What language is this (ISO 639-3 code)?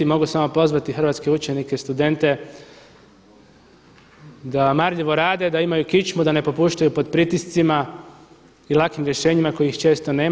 hrv